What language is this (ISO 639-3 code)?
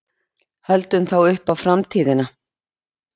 isl